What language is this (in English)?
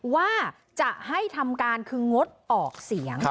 Thai